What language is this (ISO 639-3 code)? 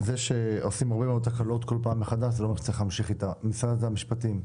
heb